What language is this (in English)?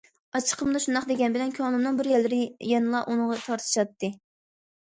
Uyghur